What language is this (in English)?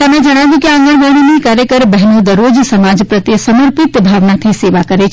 Gujarati